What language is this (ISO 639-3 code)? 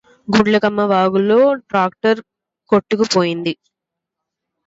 tel